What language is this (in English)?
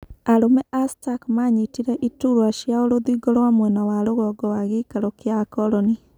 Kikuyu